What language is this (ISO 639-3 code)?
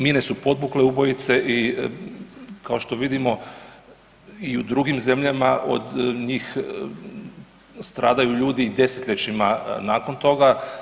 hrv